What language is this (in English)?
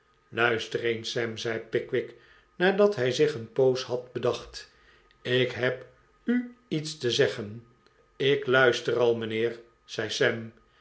Dutch